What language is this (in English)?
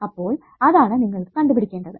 Malayalam